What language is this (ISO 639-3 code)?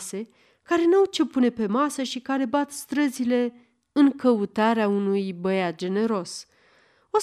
ron